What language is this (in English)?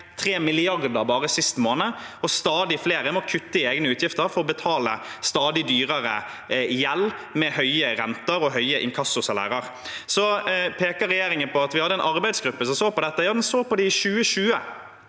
Norwegian